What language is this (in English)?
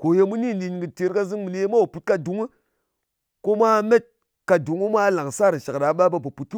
Ngas